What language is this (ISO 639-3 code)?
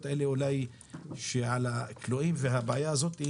heb